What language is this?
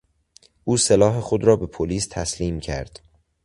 Persian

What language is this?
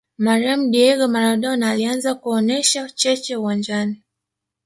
Swahili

